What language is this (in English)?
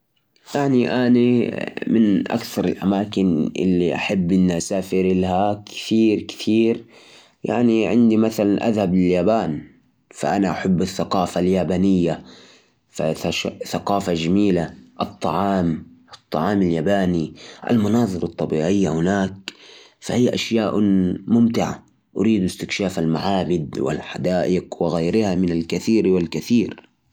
Najdi Arabic